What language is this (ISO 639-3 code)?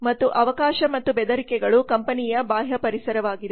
kan